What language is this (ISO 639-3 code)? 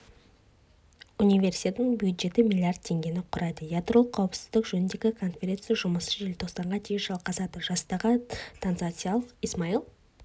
kaz